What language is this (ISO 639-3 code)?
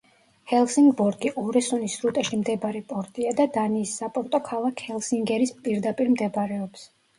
kat